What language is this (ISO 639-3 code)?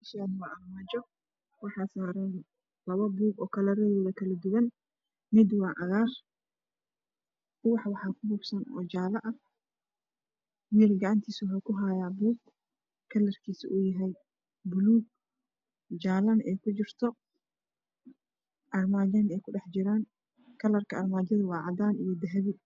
som